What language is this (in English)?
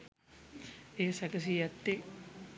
Sinhala